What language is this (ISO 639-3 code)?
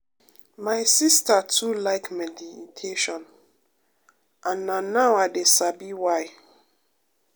pcm